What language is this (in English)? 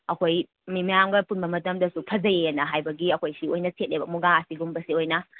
Manipuri